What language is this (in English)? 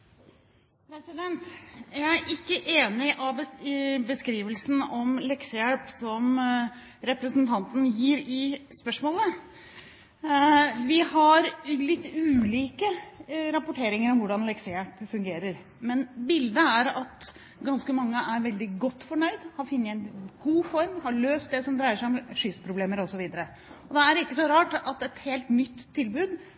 Norwegian Bokmål